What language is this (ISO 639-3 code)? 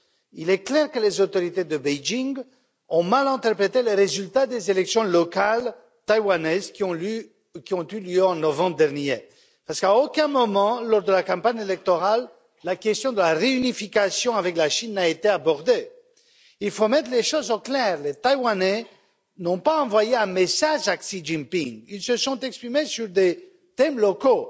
fra